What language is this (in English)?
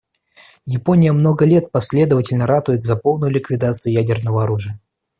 Russian